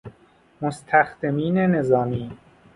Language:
Persian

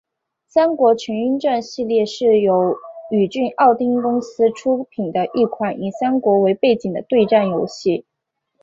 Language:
Chinese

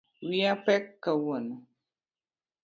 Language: Luo (Kenya and Tanzania)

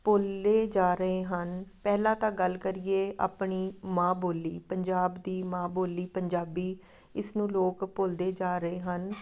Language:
Punjabi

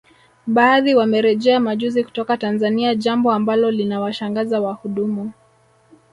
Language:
Swahili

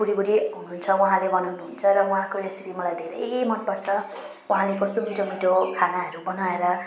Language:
Nepali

